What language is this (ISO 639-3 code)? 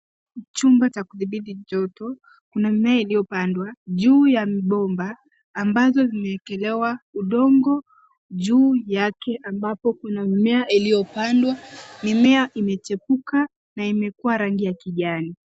swa